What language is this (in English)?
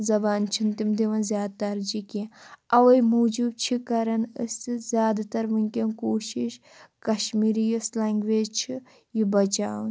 Kashmiri